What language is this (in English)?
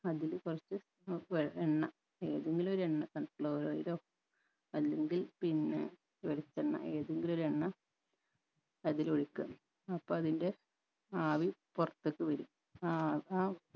Malayalam